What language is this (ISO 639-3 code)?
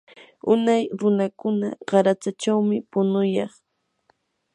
qur